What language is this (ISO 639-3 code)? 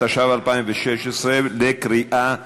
heb